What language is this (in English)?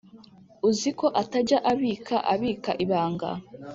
Kinyarwanda